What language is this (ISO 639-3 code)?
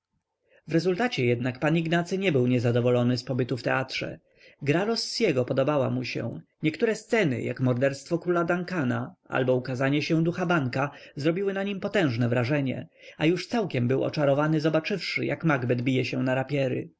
pol